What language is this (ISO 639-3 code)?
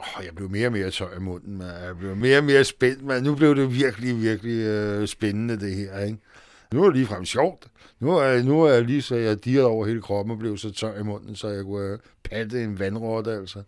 dan